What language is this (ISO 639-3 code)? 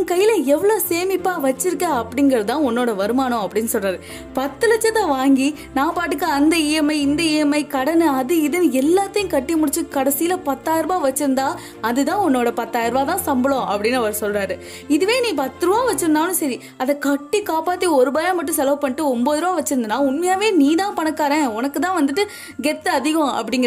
tam